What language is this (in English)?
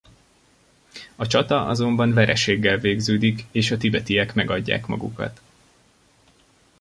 Hungarian